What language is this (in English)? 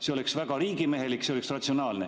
Estonian